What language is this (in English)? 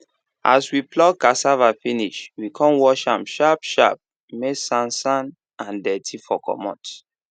Nigerian Pidgin